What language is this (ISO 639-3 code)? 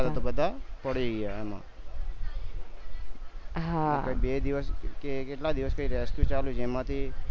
guj